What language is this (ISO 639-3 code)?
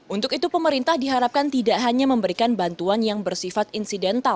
ind